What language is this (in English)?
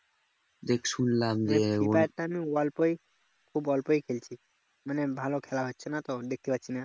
Bangla